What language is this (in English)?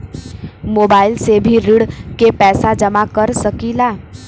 Bhojpuri